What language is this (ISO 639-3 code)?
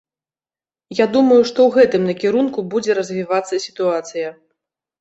bel